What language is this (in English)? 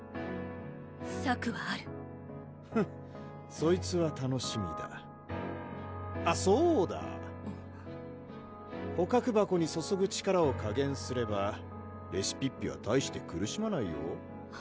Japanese